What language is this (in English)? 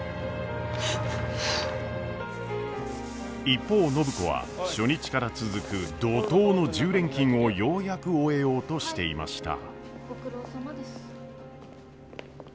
Japanese